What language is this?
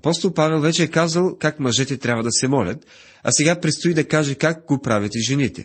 Bulgarian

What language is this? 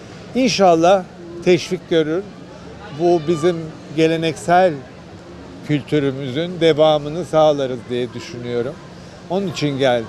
Turkish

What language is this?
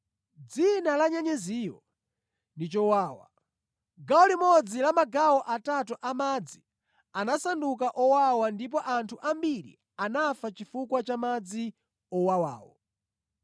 Nyanja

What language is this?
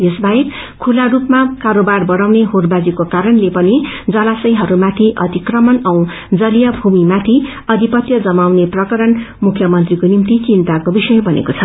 Nepali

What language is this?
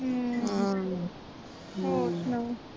Punjabi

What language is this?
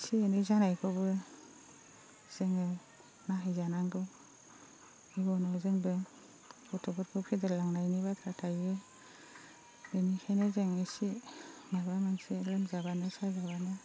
Bodo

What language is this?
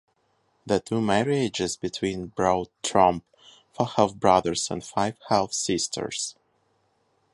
English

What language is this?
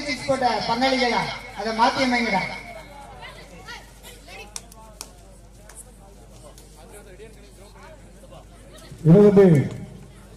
Tamil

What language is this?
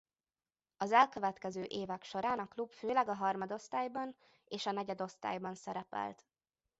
Hungarian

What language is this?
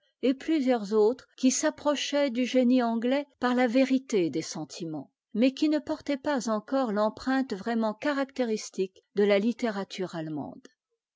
French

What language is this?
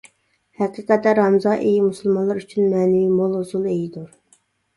Uyghur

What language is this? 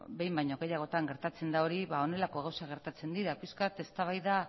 Basque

